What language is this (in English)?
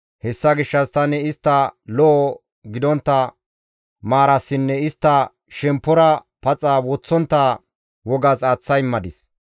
Gamo